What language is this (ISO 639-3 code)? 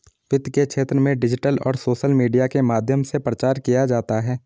hin